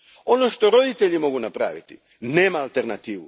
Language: Croatian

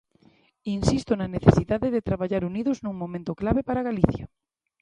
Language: Galician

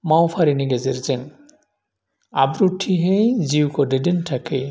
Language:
Bodo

